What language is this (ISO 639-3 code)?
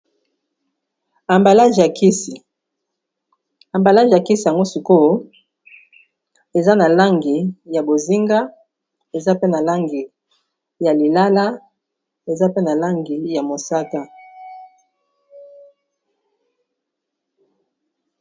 lin